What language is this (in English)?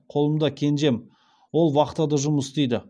Kazakh